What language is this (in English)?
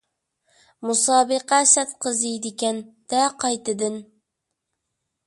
Uyghur